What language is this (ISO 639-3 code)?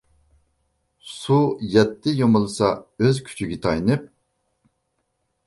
uig